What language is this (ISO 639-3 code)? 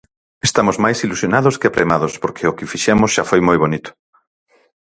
glg